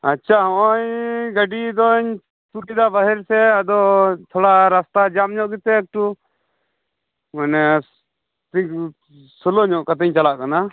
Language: Santali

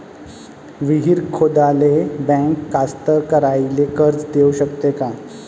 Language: Marathi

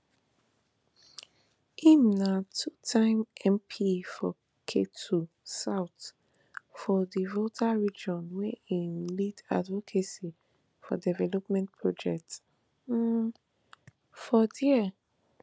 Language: Nigerian Pidgin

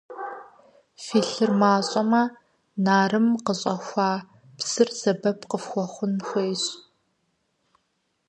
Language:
Kabardian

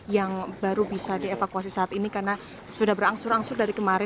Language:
Indonesian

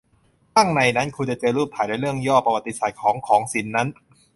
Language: Thai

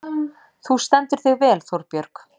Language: Icelandic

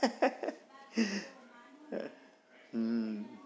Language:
Gujarati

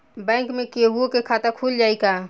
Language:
Bhojpuri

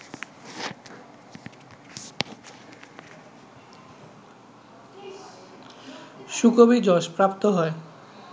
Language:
Bangla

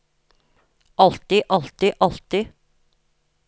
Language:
Norwegian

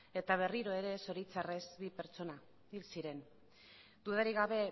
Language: Basque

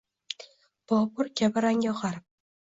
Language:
Uzbek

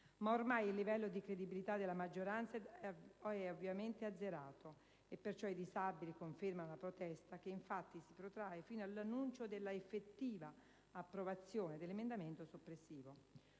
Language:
Italian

